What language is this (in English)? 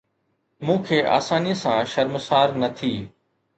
Sindhi